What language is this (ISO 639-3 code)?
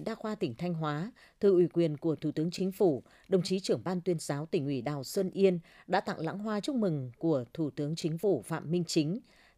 vie